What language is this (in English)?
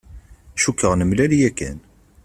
Kabyle